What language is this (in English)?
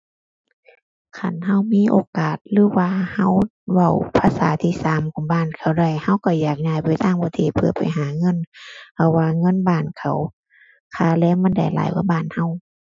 Thai